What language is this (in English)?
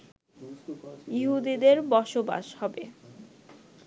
Bangla